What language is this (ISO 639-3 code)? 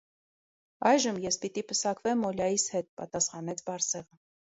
hye